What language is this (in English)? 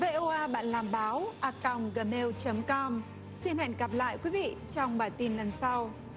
Vietnamese